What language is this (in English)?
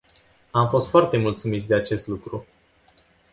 Romanian